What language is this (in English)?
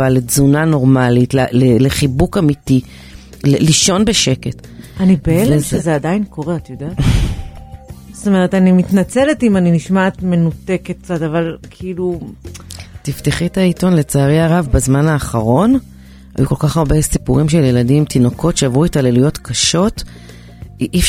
Hebrew